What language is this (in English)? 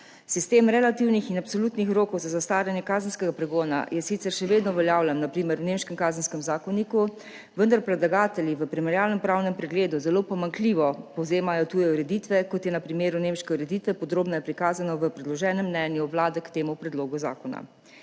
Slovenian